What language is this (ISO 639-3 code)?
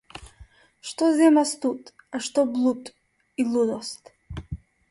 mkd